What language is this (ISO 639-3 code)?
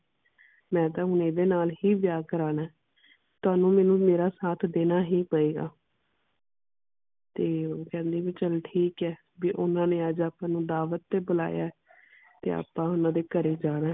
pan